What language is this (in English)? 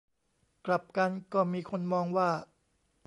Thai